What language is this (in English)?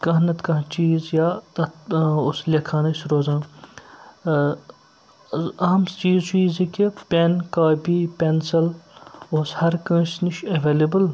Kashmiri